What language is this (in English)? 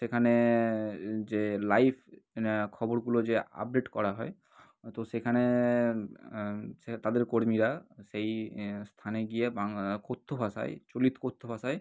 Bangla